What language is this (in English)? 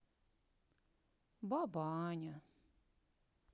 Russian